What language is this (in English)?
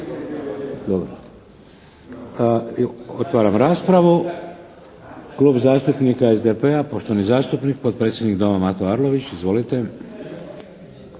Croatian